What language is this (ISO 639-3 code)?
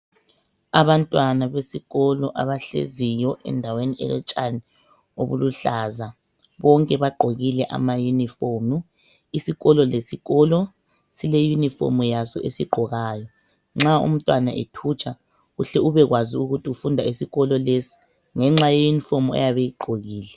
nde